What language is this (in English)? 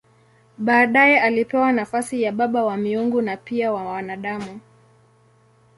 Swahili